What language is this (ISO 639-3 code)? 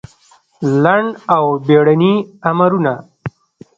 pus